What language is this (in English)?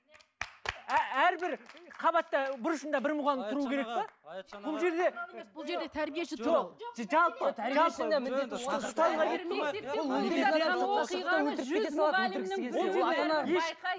Kazakh